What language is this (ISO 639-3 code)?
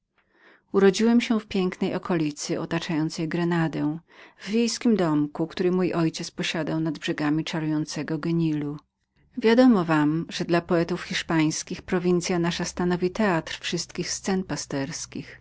pol